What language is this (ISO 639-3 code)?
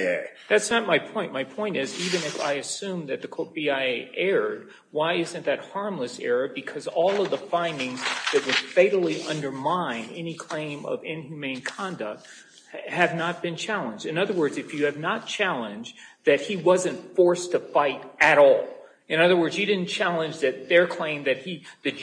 eng